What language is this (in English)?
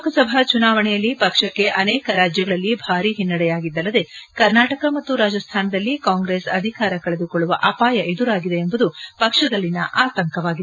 Kannada